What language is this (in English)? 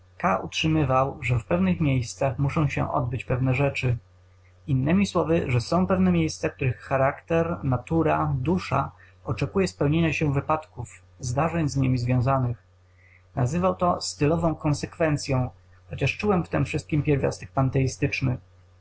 Polish